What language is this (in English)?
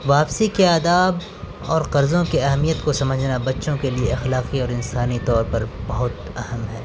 Urdu